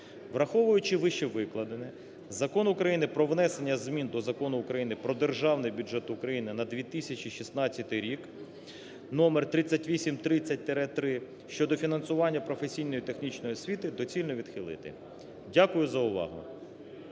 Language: Ukrainian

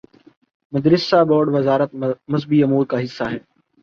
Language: Urdu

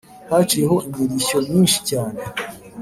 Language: Kinyarwanda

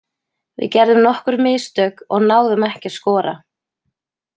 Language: Icelandic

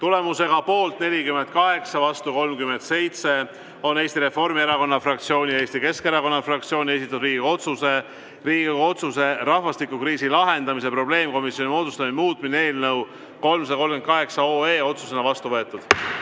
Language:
Estonian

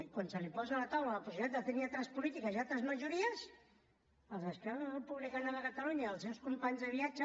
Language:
Catalan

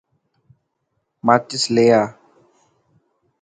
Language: Dhatki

